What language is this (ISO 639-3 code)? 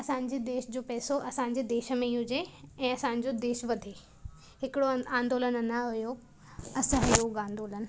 snd